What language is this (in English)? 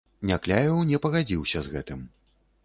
Belarusian